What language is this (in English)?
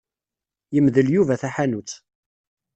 Kabyle